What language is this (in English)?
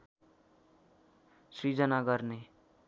Nepali